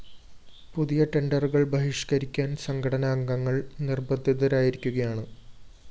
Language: Malayalam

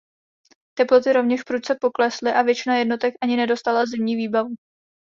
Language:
Czech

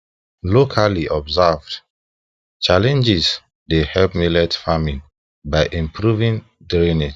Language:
Nigerian Pidgin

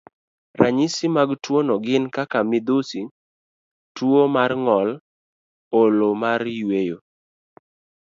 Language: Luo (Kenya and Tanzania)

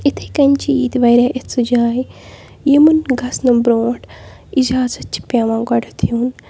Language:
Kashmiri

